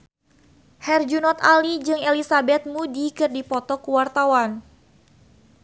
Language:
Sundanese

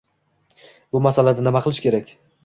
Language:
Uzbek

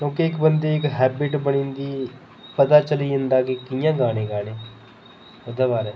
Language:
Dogri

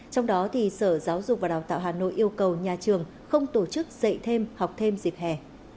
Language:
Vietnamese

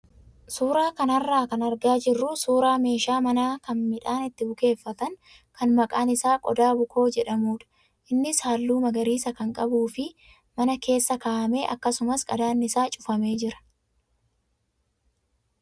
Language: Oromo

